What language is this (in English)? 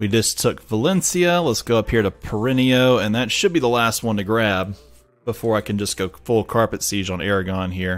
English